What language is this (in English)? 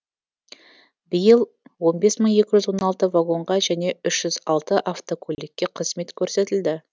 Kazakh